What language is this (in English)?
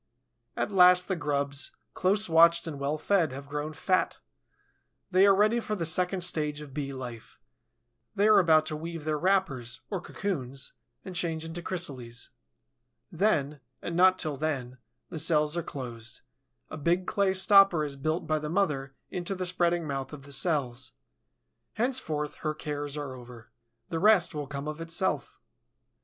English